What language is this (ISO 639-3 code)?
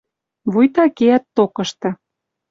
mrj